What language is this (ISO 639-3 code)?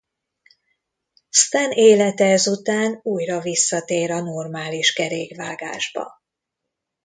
hun